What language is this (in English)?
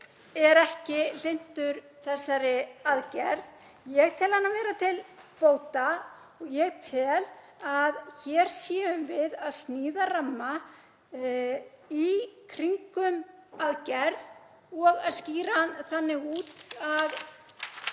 Icelandic